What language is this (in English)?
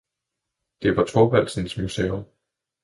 Danish